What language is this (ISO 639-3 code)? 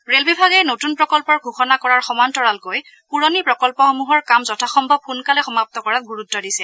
asm